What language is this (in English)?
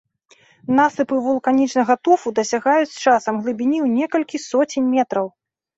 Belarusian